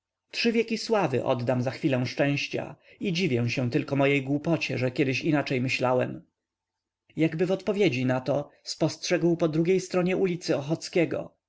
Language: Polish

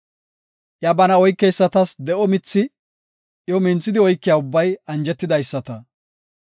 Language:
Gofa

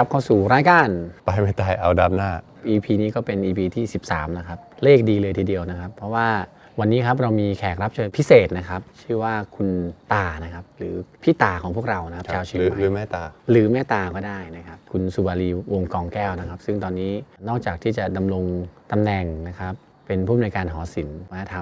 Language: Thai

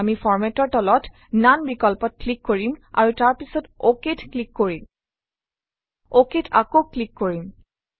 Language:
Assamese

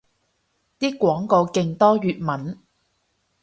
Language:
Cantonese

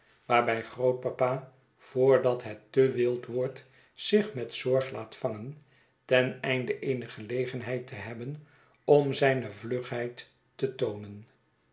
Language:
Dutch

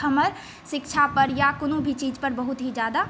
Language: Maithili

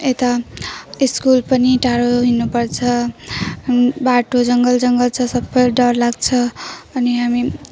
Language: Nepali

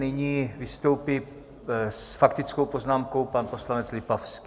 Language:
Czech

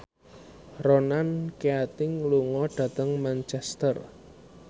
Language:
Javanese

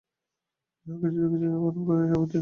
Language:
Bangla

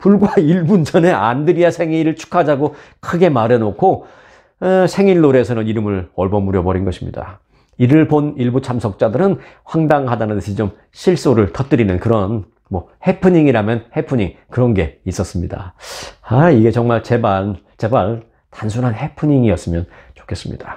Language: Korean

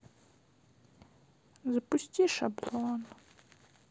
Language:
Russian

